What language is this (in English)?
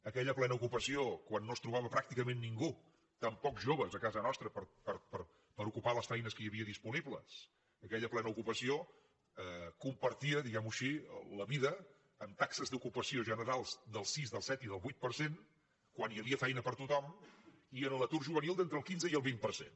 Catalan